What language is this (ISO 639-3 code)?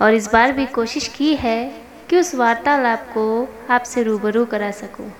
hin